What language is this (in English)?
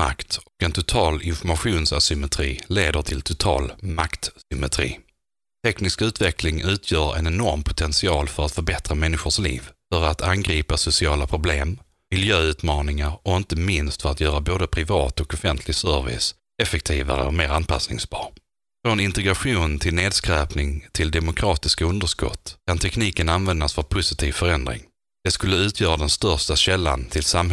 Swedish